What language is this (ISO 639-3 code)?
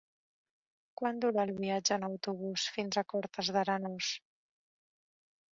cat